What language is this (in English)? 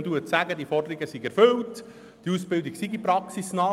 Swiss German